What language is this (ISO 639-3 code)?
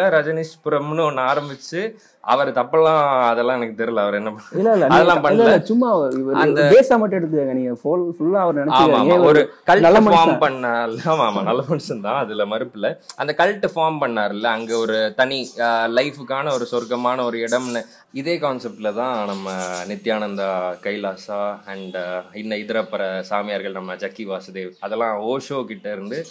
tam